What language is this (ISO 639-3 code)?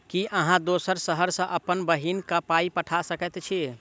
mai